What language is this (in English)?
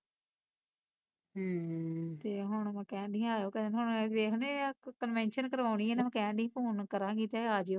Punjabi